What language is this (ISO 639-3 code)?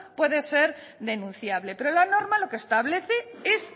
spa